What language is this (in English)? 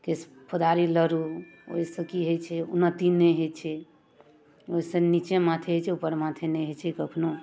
Maithili